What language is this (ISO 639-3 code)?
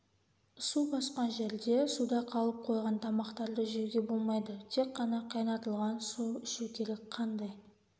kaz